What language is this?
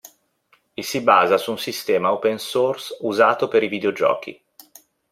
Italian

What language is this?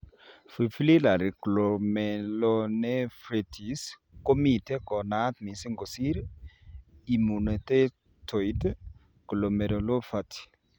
Kalenjin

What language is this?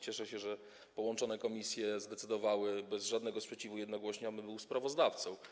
Polish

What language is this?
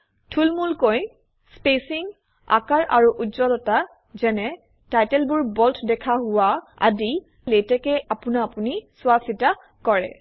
Assamese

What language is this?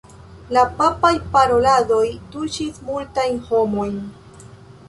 Esperanto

